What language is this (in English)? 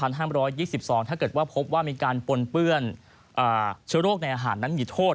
Thai